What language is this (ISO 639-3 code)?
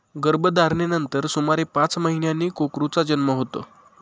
mar